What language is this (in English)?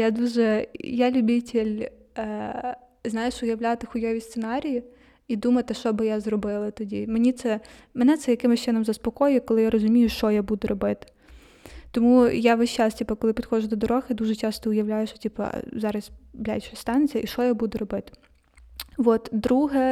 Ukrainian